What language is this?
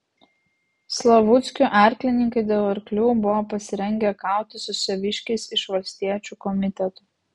Lithuanian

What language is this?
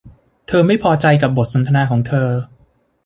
Thai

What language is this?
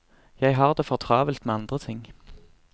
Norwegian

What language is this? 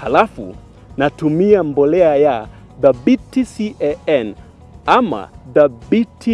Swahili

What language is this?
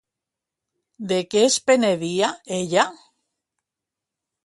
Catalan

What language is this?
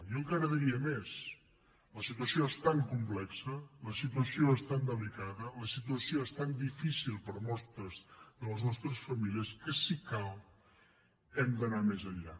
Catalan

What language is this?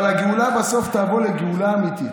Hebrew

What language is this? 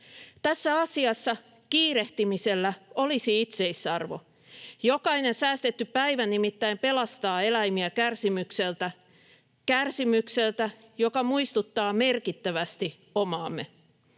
Finnish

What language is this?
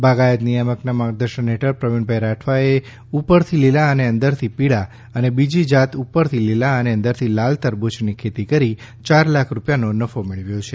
Gujarati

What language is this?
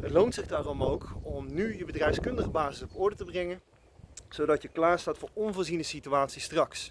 Dutch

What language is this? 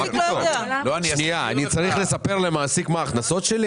Hebrew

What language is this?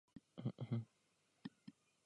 Czech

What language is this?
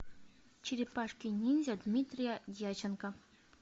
Russian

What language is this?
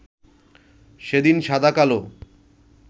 Bangla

